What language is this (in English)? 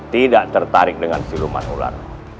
Indonesian